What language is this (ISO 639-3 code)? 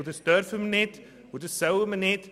gsw